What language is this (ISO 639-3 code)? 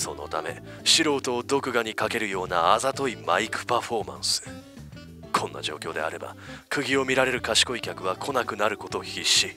jpn